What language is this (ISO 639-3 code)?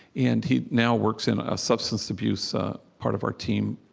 eng